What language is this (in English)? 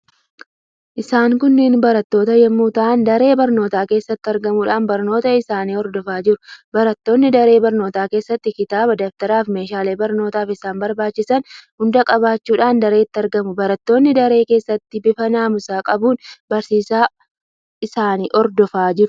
Oromo